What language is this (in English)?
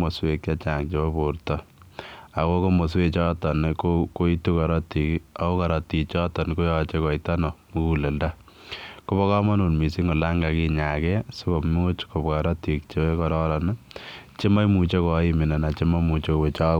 Kalenjin